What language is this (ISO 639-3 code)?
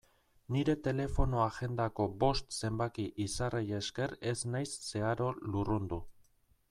eus